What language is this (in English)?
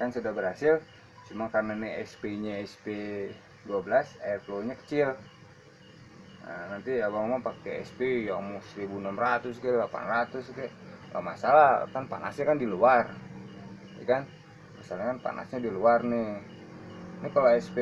Indonesian